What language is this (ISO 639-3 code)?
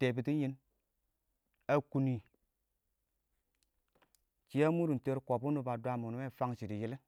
awo